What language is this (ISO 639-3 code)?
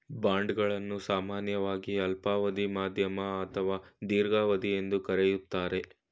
kan